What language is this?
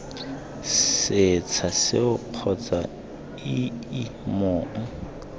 Tswana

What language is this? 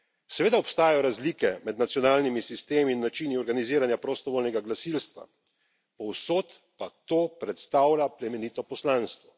Slovenian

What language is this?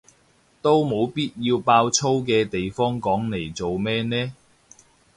Cantonese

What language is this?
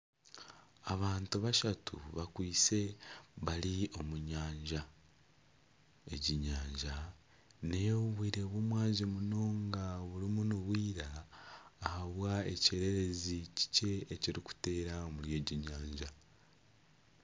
Nyankole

